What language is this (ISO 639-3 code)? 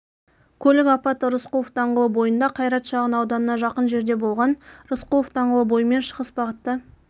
kaz